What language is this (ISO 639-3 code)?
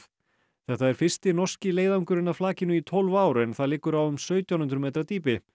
isl